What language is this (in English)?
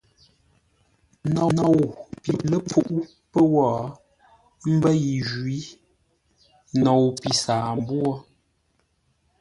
Ngombale